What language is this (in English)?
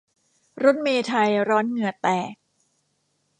Thai